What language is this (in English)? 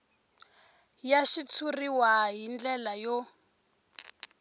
Tsonga